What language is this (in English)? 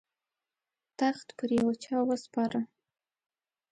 Pashto